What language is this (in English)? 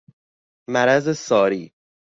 Persian